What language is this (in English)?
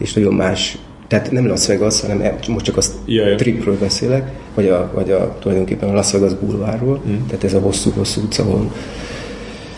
Hungarian